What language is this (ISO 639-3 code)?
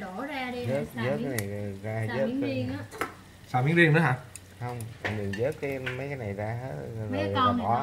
vie